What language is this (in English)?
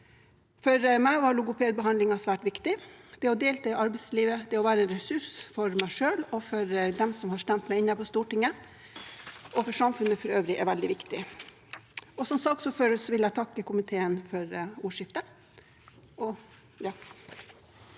Norwegian